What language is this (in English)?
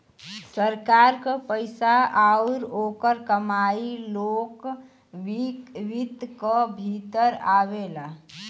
Bhojpuri